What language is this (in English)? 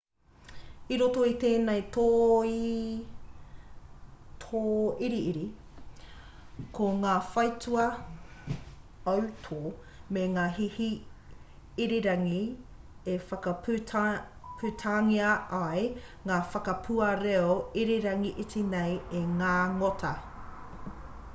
Māori